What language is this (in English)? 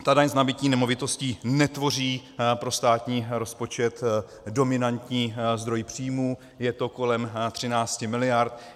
Czech